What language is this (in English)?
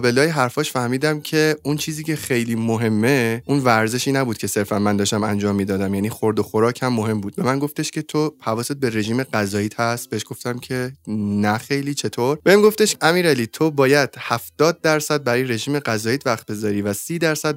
Persian